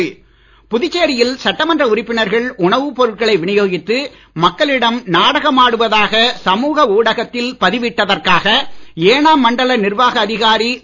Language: Tamil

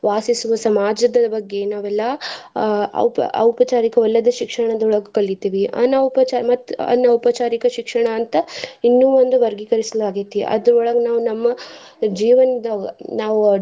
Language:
Kannada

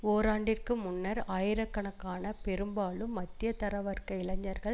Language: Tamil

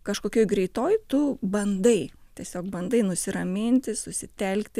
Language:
Lithuanian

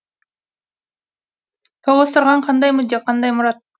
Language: Kazakh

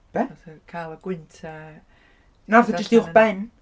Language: Welsh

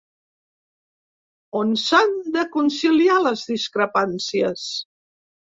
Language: Catalan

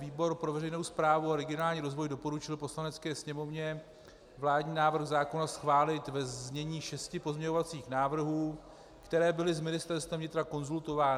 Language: Czech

